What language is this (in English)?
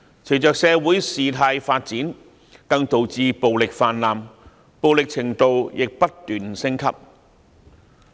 Cantonese